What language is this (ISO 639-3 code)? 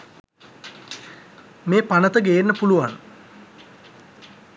sin